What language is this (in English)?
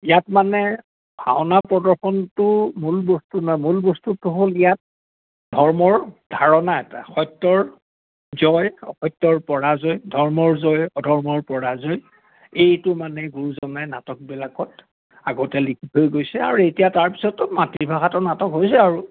Assamese